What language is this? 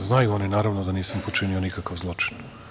Serbian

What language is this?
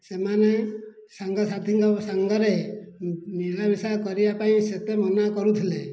Odia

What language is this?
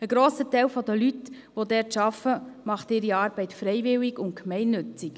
Swiss German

